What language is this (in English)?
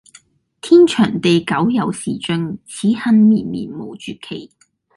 Cantonese